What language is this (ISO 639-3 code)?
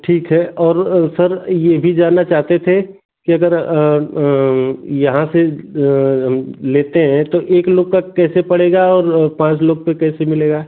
hin